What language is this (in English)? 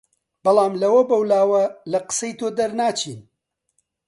Central Kurdish